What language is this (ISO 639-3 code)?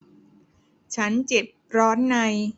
tha